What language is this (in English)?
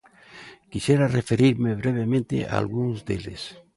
Galician